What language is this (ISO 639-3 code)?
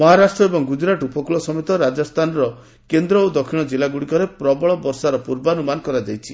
ori